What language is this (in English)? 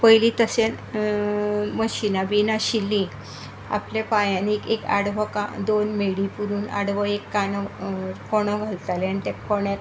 Konkani